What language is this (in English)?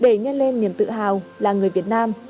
Vietnamese